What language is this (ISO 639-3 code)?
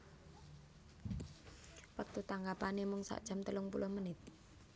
jav